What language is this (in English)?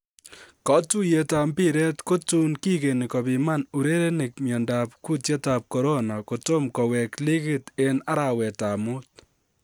Kalenjin